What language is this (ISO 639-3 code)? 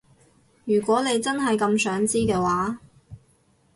yue